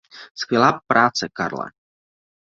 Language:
Czech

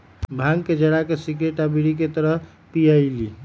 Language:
Magahi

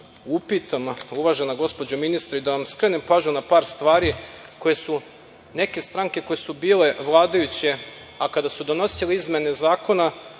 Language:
Serbian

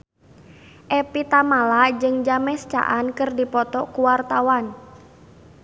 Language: Sundanese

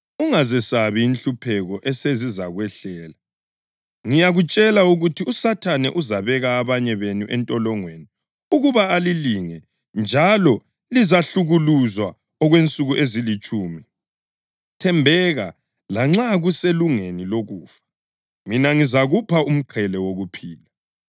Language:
North Ndebele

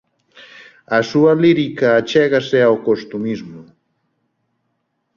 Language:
Galician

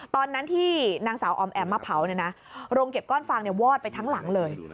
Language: Thai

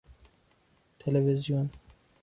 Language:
Persian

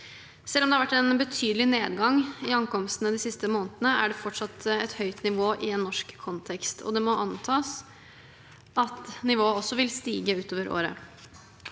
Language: Norwegian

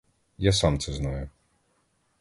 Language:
Ukrainian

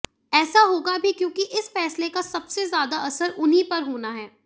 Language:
Hindi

